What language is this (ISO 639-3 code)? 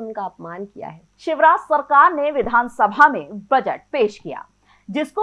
hin